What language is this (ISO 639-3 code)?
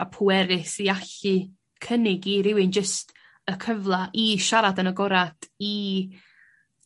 cym